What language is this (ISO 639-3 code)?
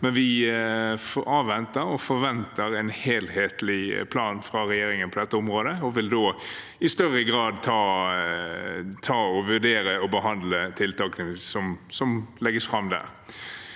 nor